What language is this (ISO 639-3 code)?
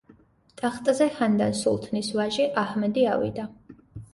kat